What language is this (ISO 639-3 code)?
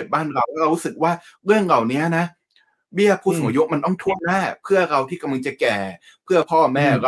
tha